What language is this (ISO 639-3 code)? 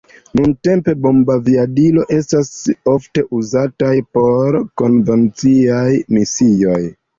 epo